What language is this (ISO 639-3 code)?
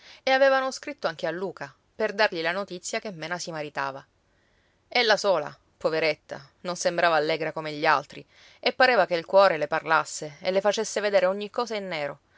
ita